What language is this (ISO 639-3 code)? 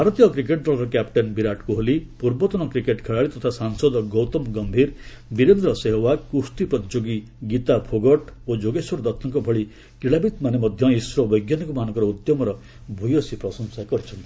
ori